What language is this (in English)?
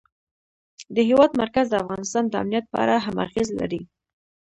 Pashto